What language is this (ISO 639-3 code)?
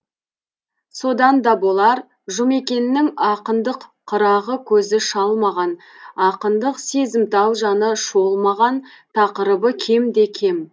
kaz